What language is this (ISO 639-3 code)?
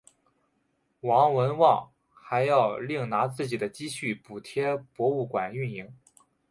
zho